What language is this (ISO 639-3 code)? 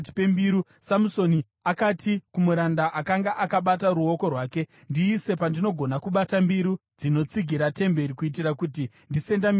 sna